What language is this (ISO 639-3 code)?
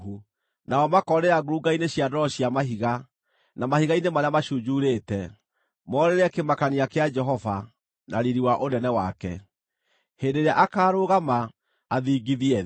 kik